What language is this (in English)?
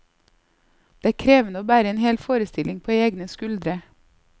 Norwegian